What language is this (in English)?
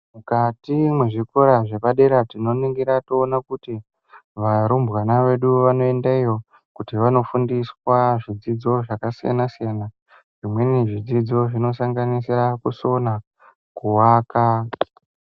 Ndau